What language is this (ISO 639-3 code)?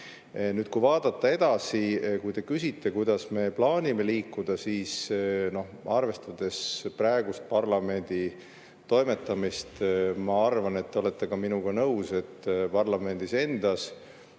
est